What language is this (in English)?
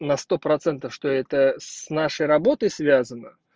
Russian